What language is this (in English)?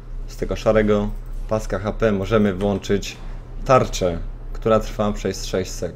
Polish